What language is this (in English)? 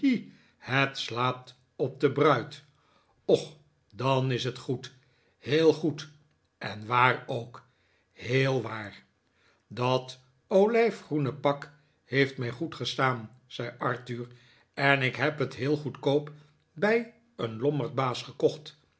Dutch